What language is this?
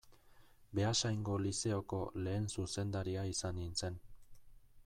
Basque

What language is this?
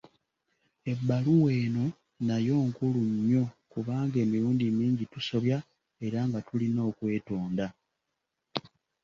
Ganda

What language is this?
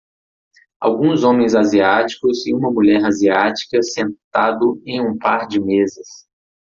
Portuguese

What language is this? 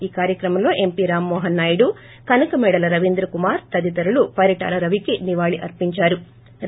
Telugu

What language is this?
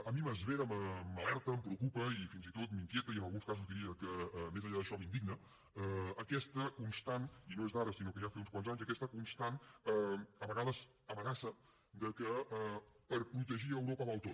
Catalan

